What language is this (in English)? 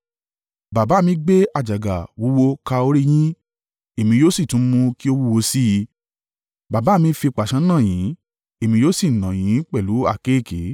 Yoruba